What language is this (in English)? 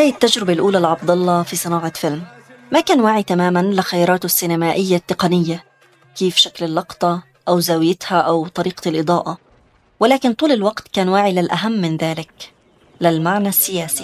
Arabic